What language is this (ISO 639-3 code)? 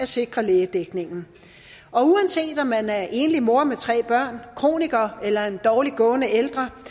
dan